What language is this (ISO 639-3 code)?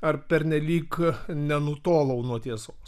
lit